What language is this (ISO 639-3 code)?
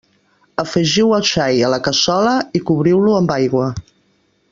cat